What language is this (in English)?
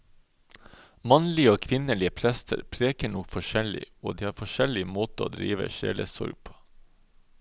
Norwegian